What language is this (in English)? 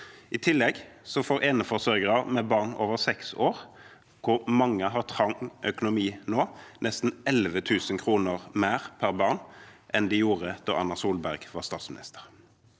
Norwegian